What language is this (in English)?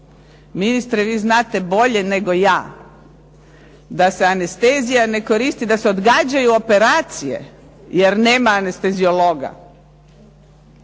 Croatian